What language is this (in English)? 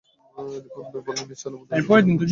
Bangla